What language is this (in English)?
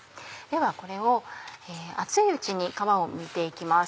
Japanese